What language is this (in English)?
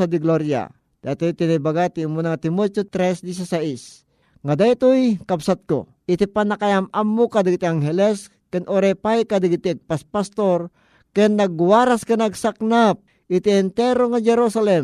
Filipino